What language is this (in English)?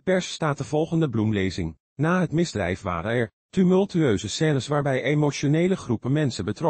Dutch